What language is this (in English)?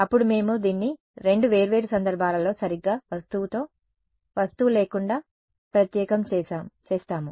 Telugu